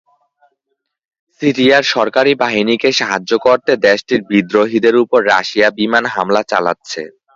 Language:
Bangla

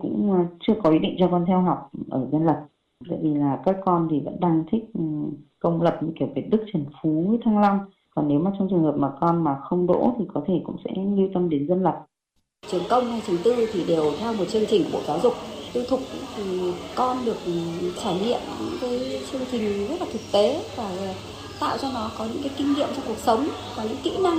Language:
Vietnamese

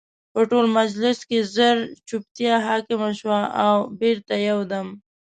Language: Pashto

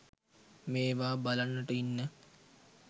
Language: Sinhala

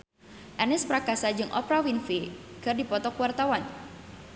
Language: Sundanese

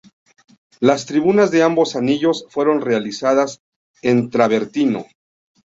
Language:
Spanish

